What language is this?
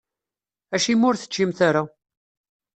Kabyle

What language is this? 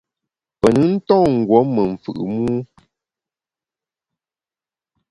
Bamun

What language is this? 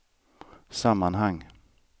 Swedish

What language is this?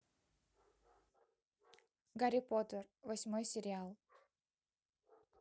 Russian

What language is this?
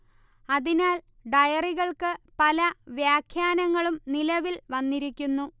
Malayalam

